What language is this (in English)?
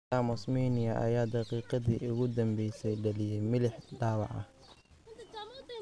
Somali